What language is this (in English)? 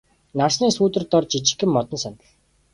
Mongolian